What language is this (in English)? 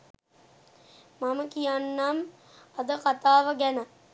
Sinhala